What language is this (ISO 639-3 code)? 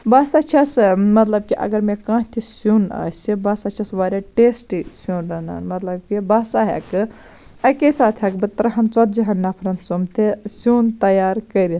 kas